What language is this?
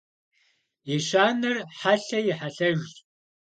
Kabardian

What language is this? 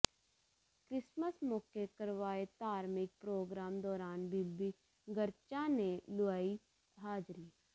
Punjabi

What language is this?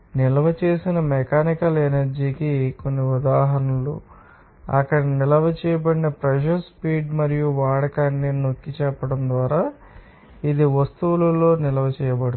Telugu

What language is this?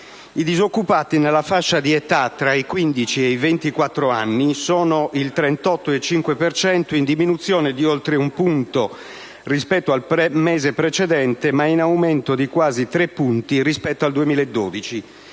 Italian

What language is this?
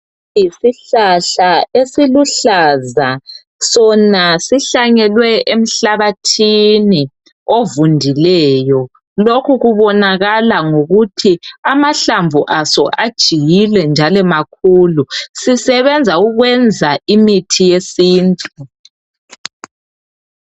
North Ndebele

